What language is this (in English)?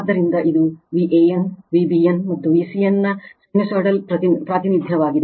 Kannada